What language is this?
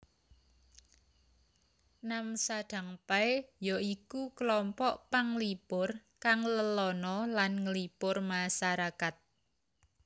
Javanese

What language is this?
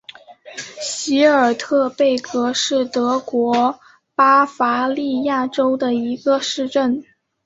Chinese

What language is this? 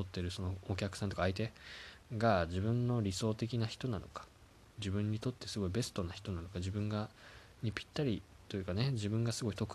Japanese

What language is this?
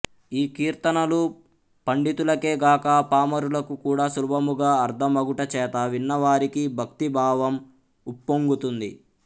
Telugu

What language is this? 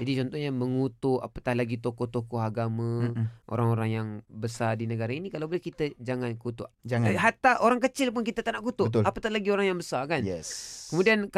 Malay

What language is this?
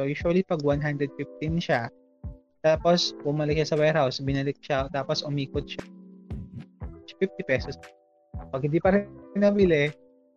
Filipino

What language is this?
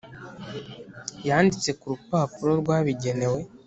Kinyarwanda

